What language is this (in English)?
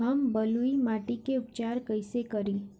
Bhojpuri